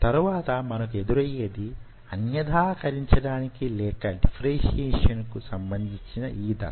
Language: Telugu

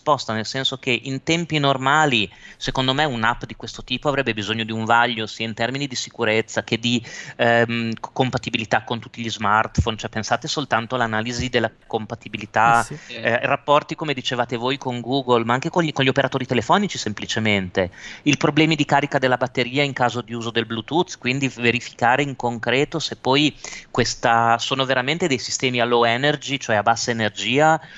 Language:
Italian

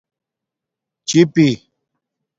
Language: Domaaki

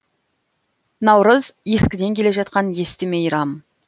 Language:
Kazakh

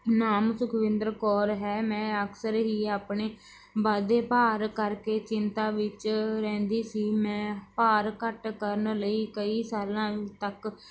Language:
Punjabi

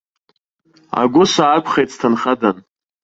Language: Abkhazian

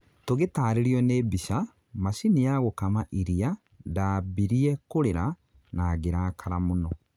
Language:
Kikuyu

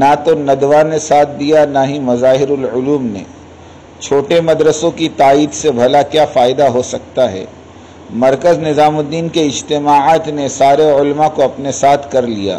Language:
Dutch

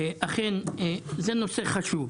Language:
Hebrew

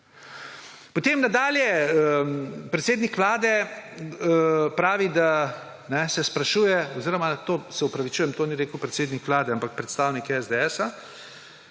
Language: Slovenian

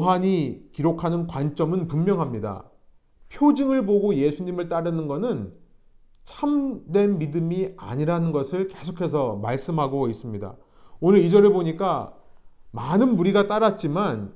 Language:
Korean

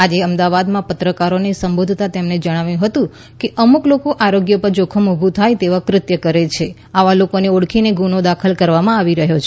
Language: Gujarati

